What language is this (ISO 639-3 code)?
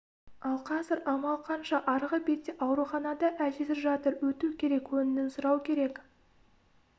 kaz